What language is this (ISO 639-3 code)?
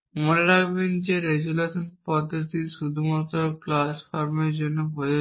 ben